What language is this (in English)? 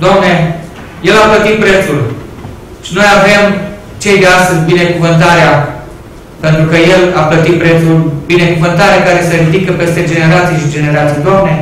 Romanian